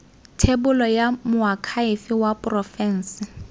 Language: Tswana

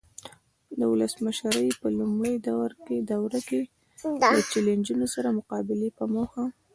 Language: Pashto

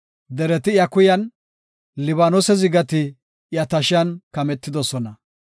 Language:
Gofa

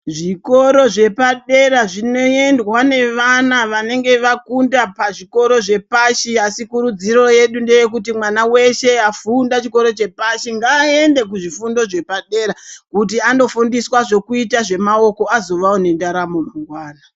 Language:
Ndau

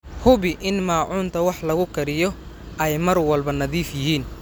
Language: Somali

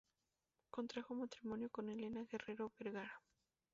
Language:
Spanish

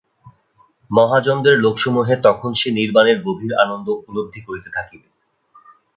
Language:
Bangla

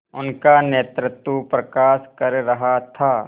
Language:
Hindi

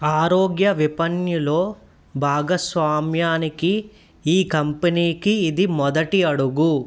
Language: Telugu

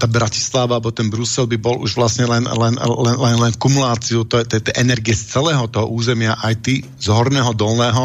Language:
Slovak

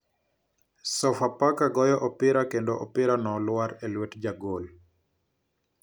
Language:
Luo (Kenya and Tanzania)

